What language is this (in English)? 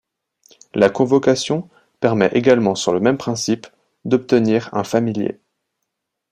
French